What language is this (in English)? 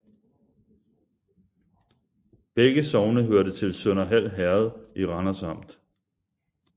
Danish